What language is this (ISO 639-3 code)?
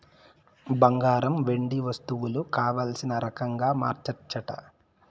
tel